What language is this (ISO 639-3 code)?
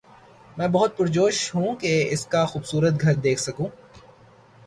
urd